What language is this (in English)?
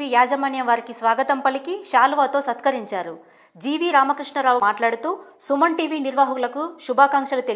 Telugu